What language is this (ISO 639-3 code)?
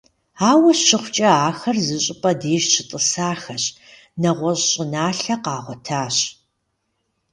kbd